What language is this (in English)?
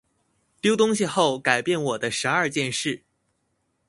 Chinese